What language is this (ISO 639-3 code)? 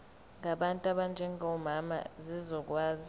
zul